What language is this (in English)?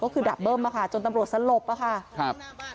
Thai